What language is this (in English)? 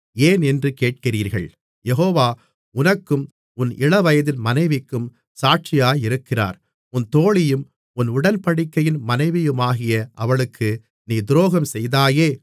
Tamil